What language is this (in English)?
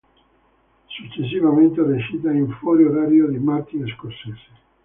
Italian